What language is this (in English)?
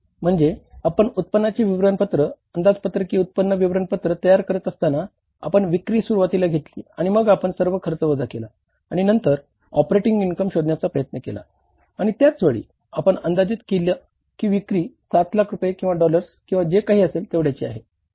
Marathi